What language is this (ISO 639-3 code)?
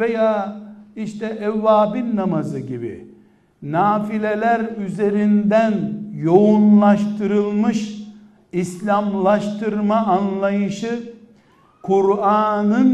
tur